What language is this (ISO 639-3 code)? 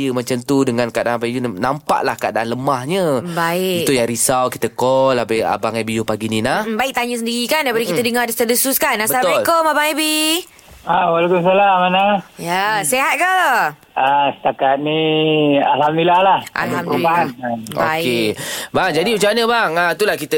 msa